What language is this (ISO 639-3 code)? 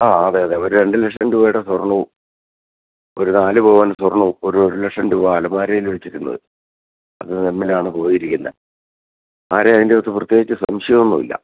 mal